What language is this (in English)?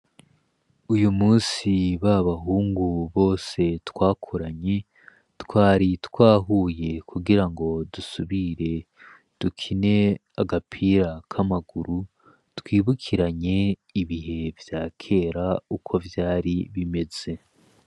Rundi